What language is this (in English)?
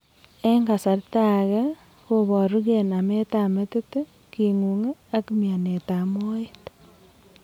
Kalenjin